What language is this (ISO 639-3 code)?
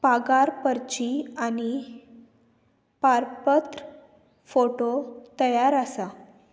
kok